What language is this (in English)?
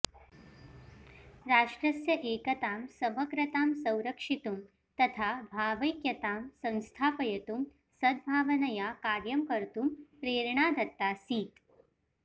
Sanskrit